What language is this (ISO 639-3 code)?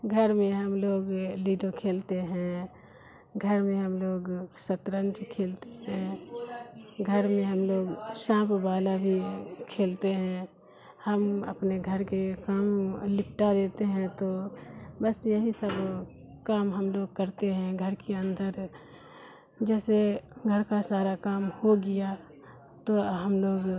urd